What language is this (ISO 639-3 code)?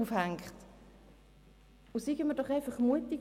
gsw